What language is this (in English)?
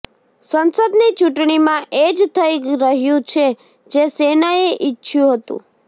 Gujarati